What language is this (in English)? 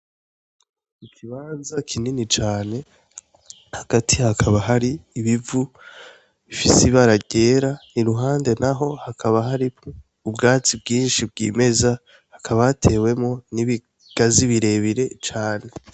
Rundi